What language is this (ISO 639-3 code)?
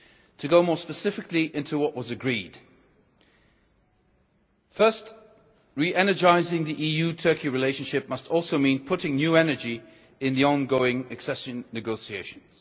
eng